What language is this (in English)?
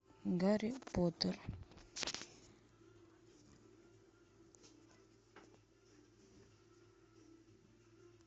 Russian